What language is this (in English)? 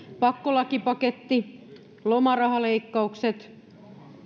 Finnish